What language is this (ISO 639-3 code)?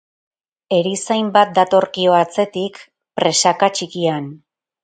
eus